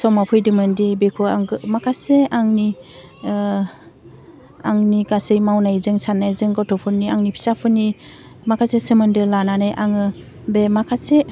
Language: Bodo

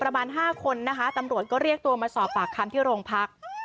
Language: Thai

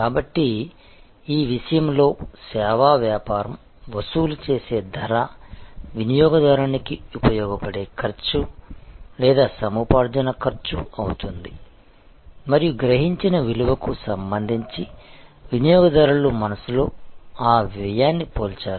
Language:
Telugu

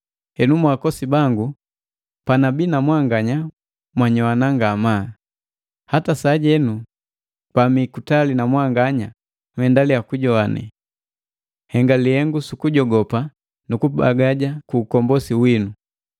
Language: Matengo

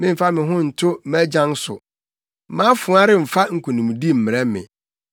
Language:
Akan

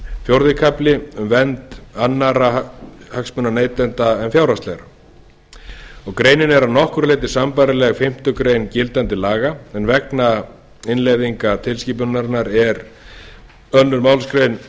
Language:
Icelandic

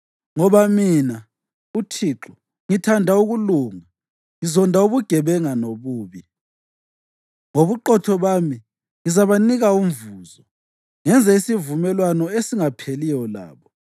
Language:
North Ndebele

